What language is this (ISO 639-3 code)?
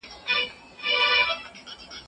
pus